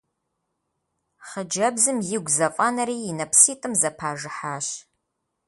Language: Kabardian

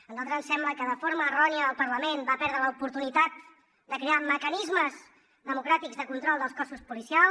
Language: Catalan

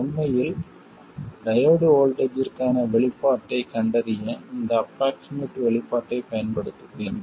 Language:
Tamil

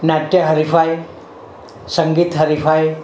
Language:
Gujarati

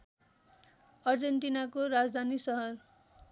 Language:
Nepali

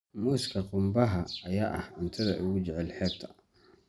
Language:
Somali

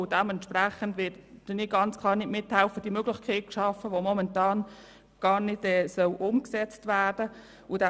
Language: Swiss German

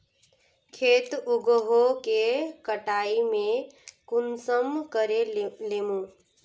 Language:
Magahi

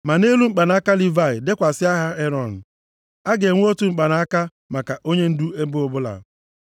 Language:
Igbo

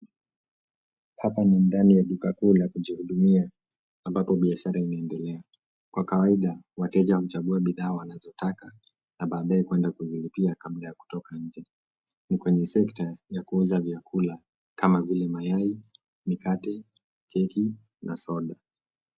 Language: Swahili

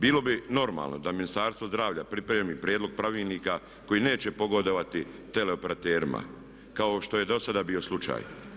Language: Croatian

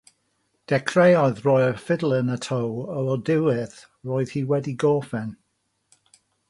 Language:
Welsh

